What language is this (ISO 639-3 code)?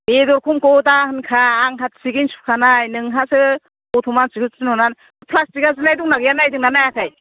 brx